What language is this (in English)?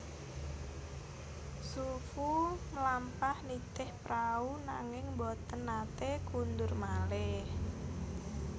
Javanese